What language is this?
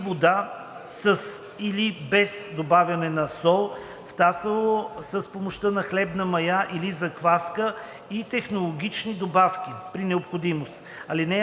Bulgarian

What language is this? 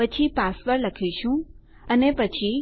Gujarati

